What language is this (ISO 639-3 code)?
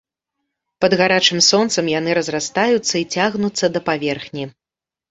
bel